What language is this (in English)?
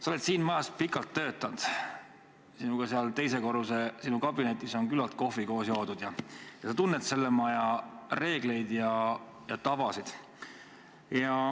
Estonian